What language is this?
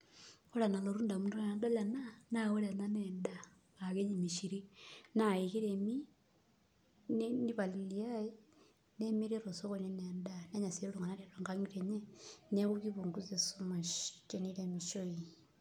Masai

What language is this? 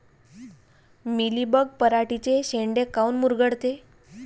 Marathi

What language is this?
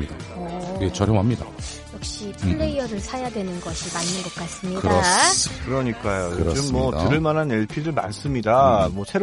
Korean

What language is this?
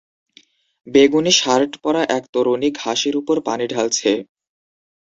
Bangla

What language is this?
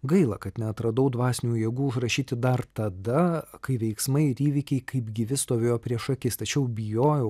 Lithuanian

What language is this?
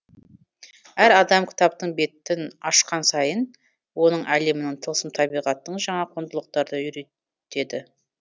Kazakh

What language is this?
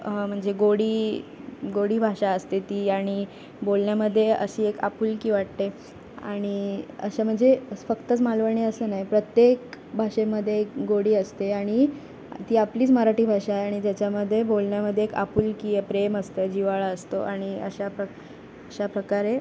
Marathi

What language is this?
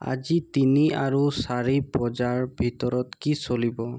Assamese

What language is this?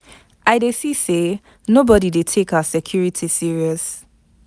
Nigerian Pidgin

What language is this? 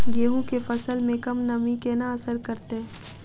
Maithili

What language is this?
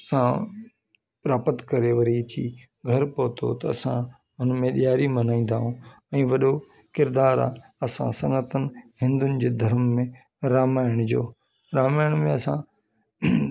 Sindhi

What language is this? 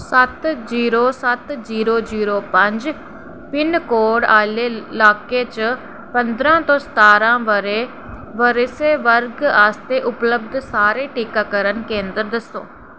Dogri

